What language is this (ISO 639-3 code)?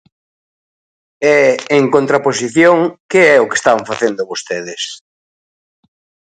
glg